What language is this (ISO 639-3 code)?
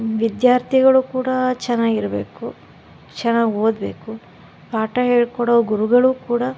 kan